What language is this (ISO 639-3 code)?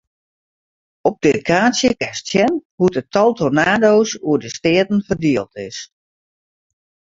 fry